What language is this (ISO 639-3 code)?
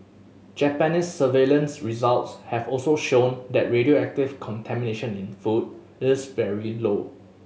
eng